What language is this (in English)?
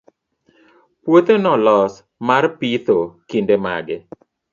Luo (Kenya and Tanzania)